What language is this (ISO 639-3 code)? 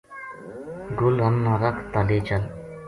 gju